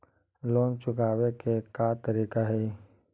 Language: Magahi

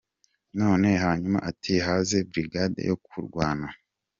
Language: Kinyarwanda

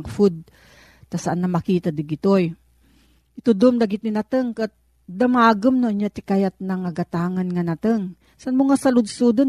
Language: Filipino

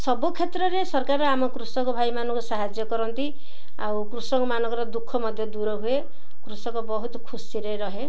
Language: Odia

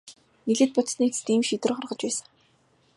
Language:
Mongolian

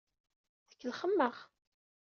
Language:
Kabyle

